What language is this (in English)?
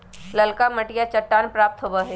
Magahi